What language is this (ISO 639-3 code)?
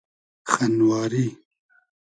haz